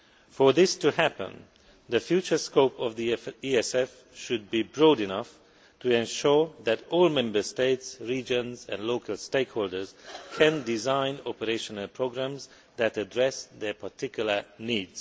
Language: English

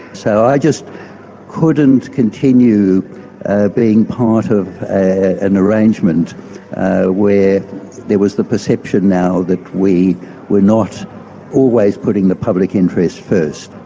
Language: English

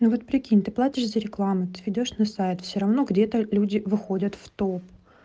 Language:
Russian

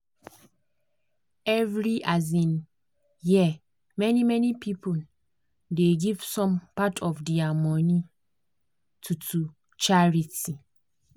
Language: Nigerian Pidgin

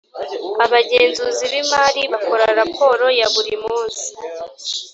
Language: Kinyarwanda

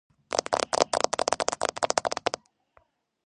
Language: Georgian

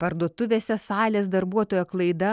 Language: Lithuanian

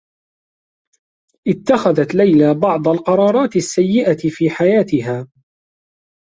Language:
Arabic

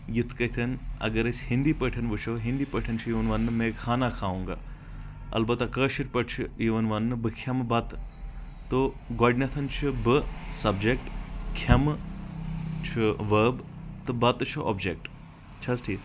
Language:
Kashmiri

